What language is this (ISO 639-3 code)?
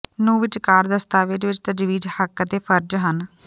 pan